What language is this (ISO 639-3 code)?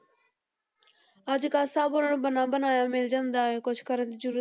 pan